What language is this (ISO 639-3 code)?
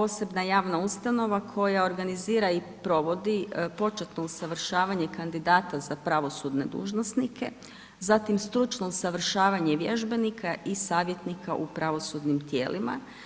hrv